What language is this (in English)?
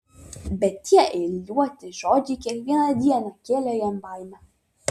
Lithuanian